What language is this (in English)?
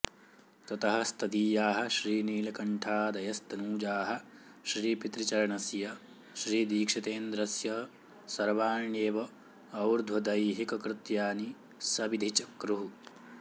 Sanskrit